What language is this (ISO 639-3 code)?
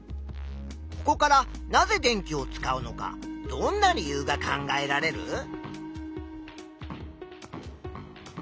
jpn